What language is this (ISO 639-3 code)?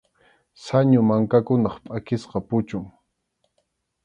qxu